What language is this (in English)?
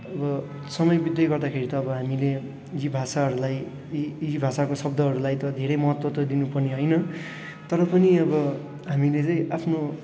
Nepali